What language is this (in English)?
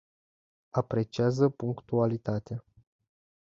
Romanian